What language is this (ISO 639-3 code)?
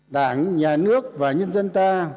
vie